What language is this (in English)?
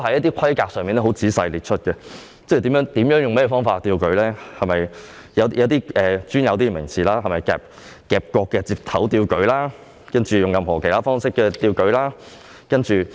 Cantonese